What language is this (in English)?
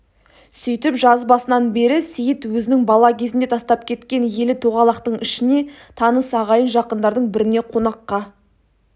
Kazakh